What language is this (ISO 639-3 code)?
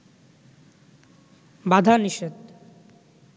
ben